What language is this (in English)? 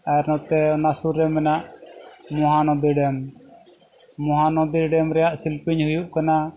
Santali